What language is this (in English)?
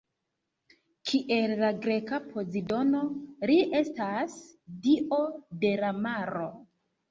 Esperanto